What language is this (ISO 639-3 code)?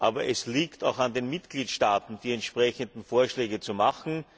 deu